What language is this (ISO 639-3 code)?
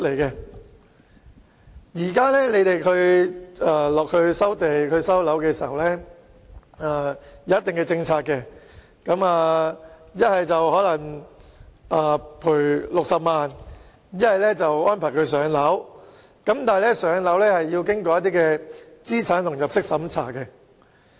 yue